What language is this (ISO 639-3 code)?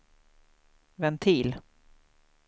swe